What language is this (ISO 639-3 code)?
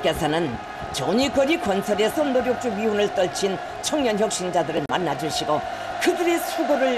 kor